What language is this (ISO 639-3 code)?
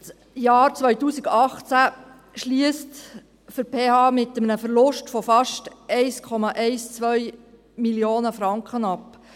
gsw